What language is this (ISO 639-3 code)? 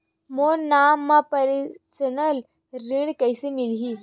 hne